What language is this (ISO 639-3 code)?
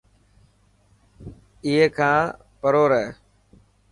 mki